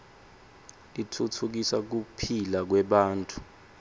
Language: Swati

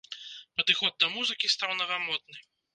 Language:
Belarusian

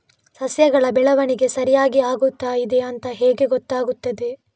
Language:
Kannada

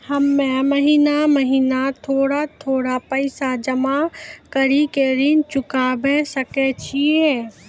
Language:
Maithili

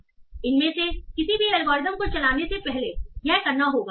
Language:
Hindi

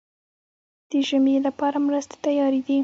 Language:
Pashto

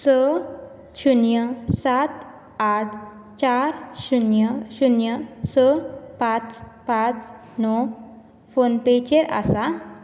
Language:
Konkani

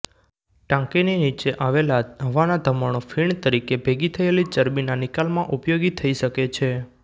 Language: Gujarati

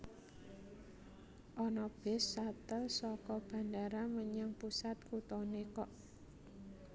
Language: Javanese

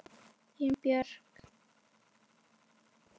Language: Icelandic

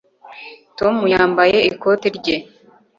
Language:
Kinyarwanda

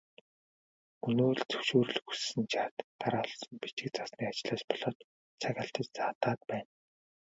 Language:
Mongolian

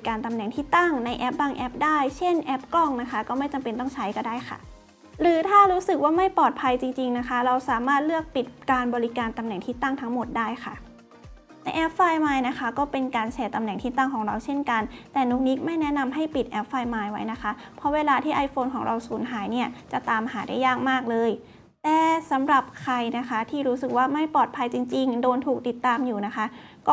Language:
Thai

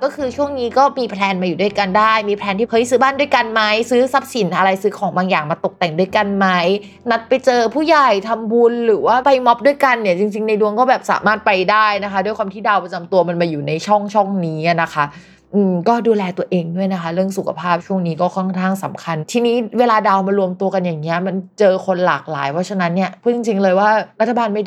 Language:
Thai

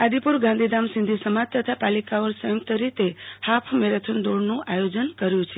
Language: Gujarati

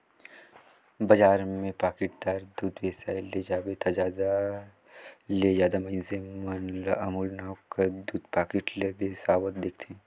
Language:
Chhattisgarhi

